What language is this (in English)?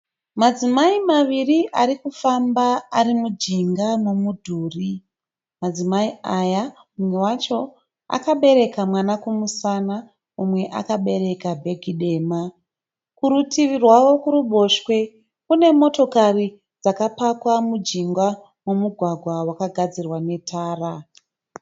Shona